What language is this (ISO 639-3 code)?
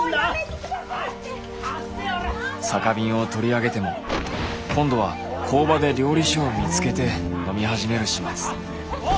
jpn